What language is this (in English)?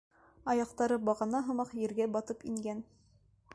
Bashkir